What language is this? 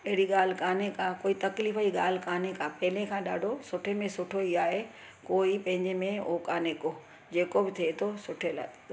Sindhi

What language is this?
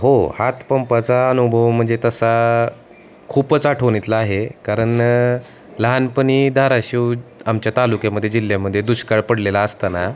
Marathi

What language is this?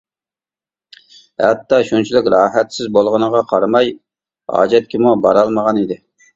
Uyghur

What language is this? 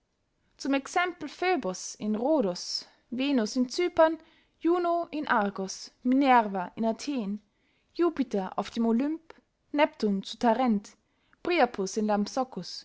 German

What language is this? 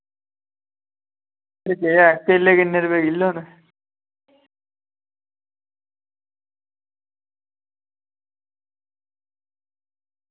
Dogri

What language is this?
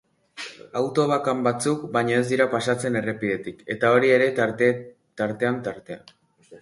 Basque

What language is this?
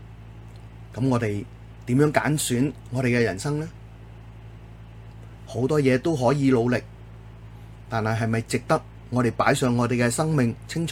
Chinese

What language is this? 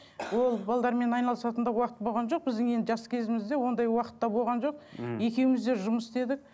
Kazakh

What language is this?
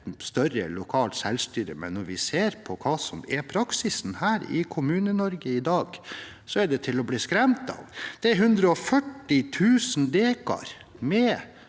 Norwegian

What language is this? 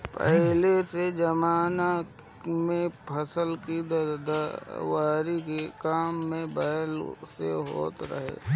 Bhojpuri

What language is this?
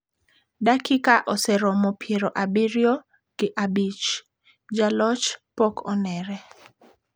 Luo (Kenya and Tanzania)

